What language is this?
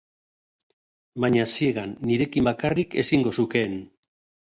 Basque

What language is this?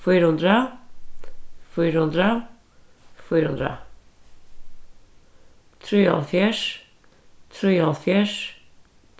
Faroese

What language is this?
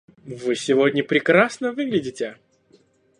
Russian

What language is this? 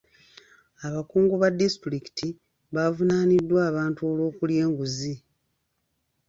Ganda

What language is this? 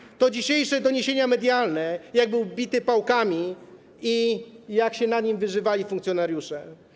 Polish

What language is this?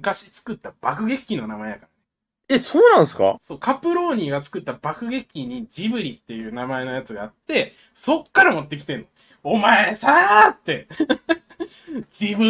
Japanese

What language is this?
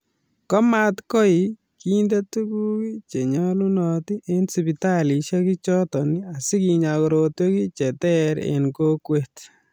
Kalenjin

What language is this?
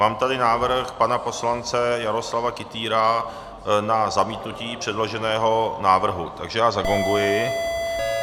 Czech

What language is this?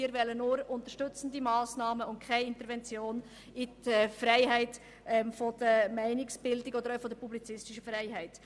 Swiss German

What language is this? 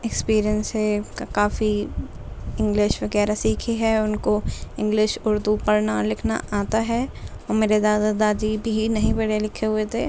Urdu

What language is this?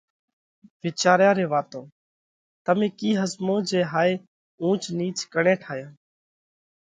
Parkari Koli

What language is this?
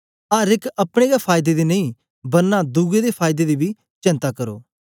Dogri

